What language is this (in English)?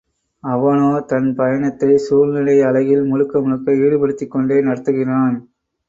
Tamil